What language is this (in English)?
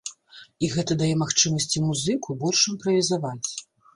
Belarusian